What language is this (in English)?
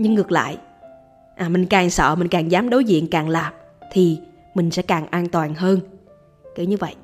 Vietnamese